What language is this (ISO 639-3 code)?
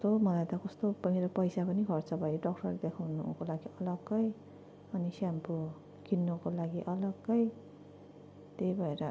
nep